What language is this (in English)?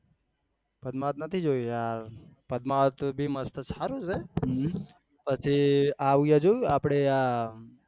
Gujarati